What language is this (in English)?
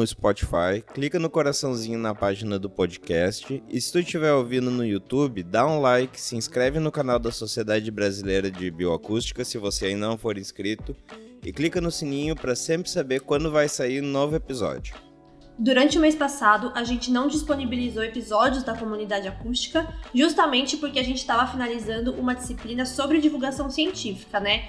Portuguese